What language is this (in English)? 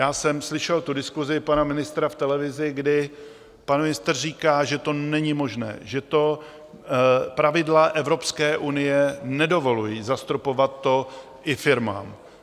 Czech